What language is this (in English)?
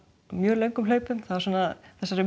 Icelandic